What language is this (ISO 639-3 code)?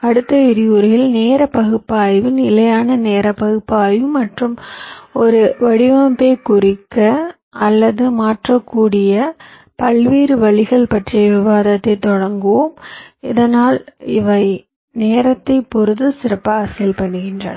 tam